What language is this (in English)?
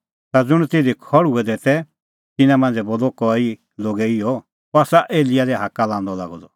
Kullu Pahari